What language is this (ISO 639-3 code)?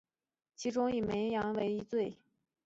zho